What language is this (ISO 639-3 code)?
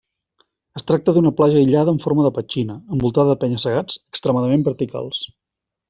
cat